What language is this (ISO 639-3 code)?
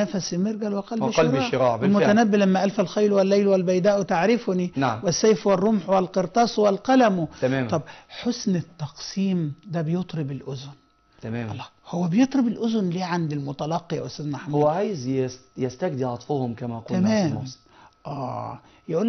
ara